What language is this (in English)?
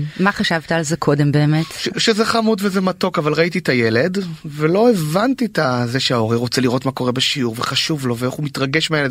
Hebrew